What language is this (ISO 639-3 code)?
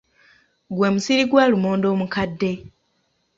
lug